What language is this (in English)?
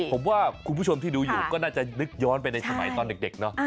Thai